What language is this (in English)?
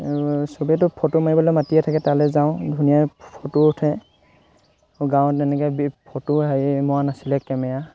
Assamese